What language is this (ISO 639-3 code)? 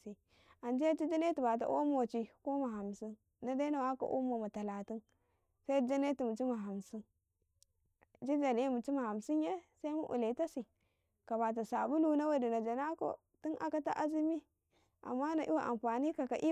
kai